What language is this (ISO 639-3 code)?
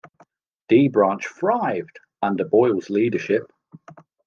eng